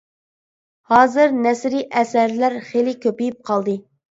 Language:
Uyghur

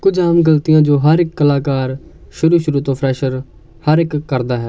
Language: Punjabi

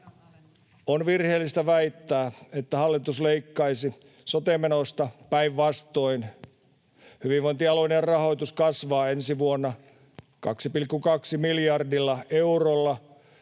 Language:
Finnish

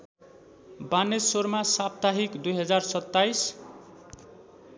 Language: Nepali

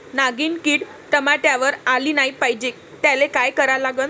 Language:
Marathi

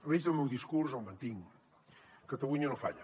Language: Catalan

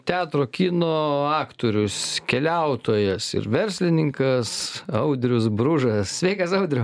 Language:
Lithuanian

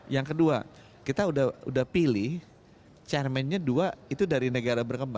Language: Indonesian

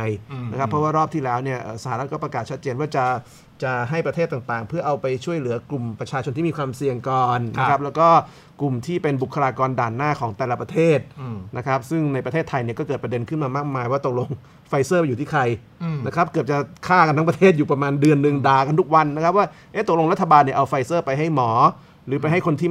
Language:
Thai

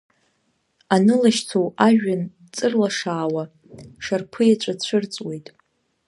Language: Abkhazian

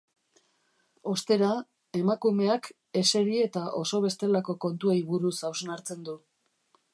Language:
Basque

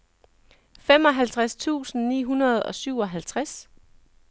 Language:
Danish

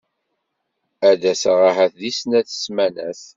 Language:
Kabyle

